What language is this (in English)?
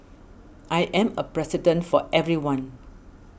English